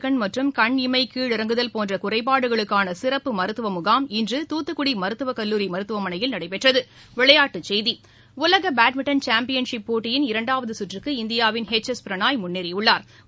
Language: Tamil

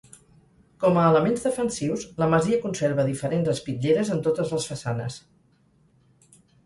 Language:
Catalan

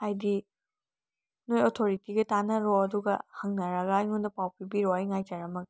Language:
Manipuri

